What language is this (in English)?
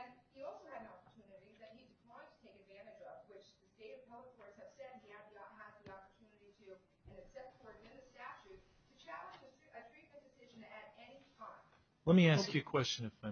English